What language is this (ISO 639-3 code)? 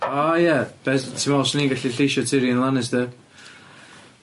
cym